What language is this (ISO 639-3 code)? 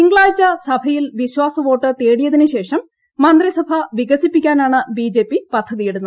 mal